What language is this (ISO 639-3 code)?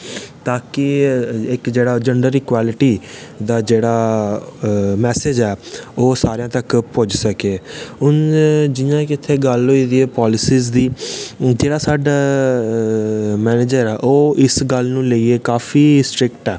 doi